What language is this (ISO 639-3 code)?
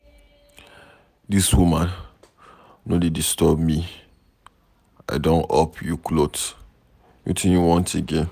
pcm